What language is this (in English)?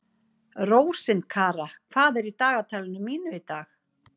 Icelandic